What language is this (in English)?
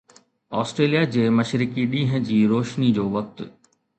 Sindhi